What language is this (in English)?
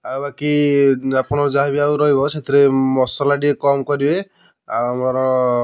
Odia